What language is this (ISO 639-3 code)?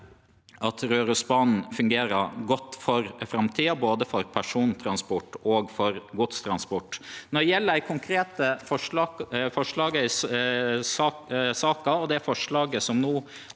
nor